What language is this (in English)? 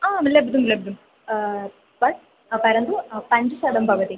Sanskrit